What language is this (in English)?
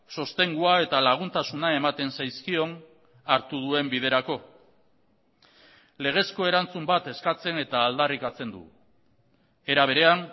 Basque